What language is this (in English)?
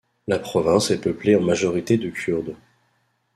French